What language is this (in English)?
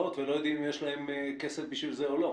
Hebrew